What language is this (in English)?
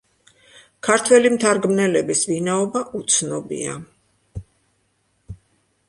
Georgian